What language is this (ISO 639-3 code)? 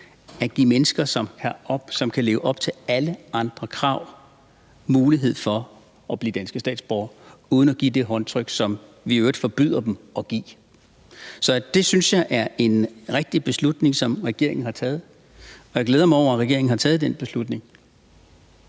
dan